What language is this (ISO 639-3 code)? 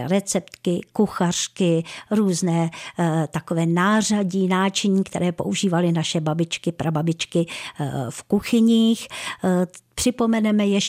ces